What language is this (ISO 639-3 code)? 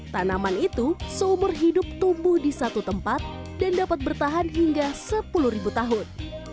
ind